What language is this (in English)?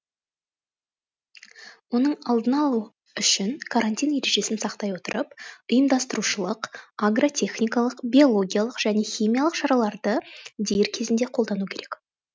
Kazakh